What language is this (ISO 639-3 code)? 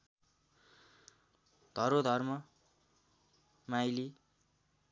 nep